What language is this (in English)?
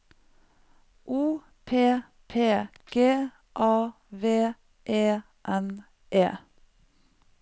Norwegian